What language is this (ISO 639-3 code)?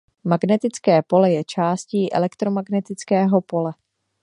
ces